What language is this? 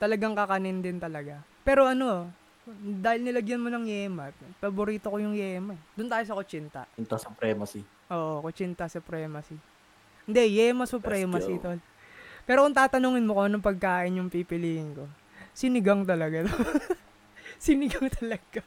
Filipino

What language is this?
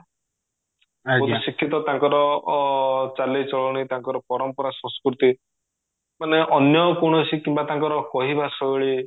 Odia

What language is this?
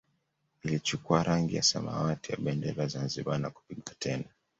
Swahili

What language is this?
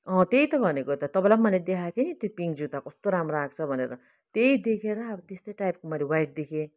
Nepali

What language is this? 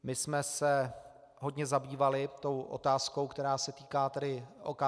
Czech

